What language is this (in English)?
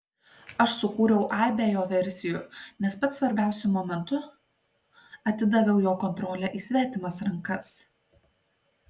Lithuanian